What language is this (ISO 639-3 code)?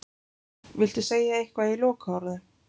isl